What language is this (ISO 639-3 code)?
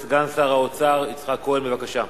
heb